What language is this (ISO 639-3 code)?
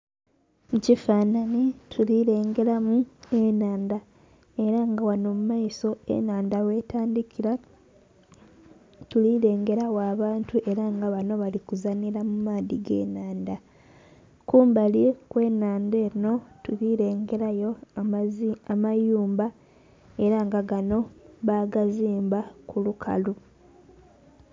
xog